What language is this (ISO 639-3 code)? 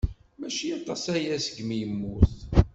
kab